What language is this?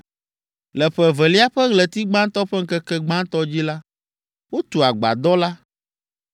Ewe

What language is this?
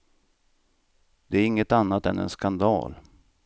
Swedish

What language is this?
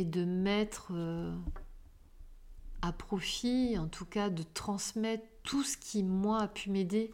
French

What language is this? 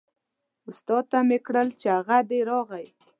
Pashto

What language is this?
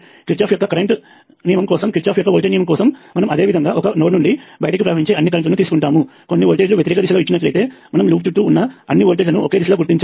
Telugu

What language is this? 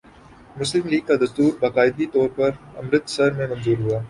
Urdu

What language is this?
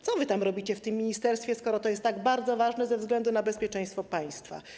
Polish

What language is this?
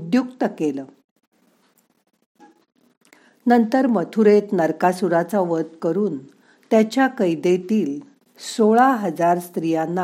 Marathi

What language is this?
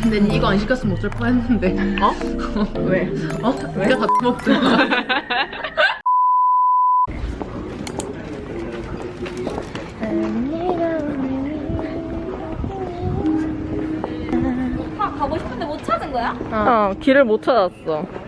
Korean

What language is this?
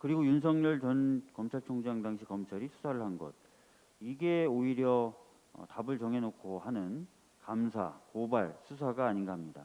Korean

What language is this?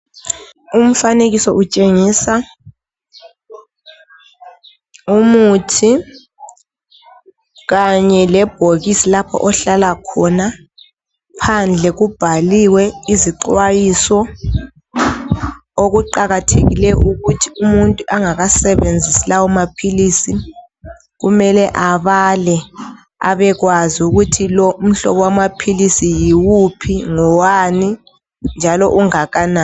North Ndebele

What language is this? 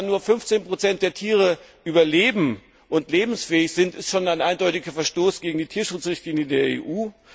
German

